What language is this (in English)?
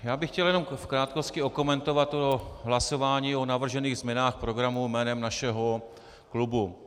Czech